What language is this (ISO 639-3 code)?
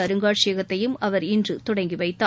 tam